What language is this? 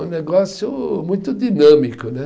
Portuguese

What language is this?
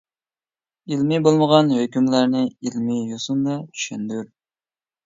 Uyghur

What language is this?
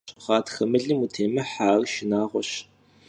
Kabardian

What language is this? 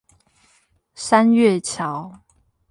Chinese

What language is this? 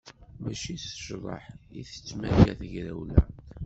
Kabyle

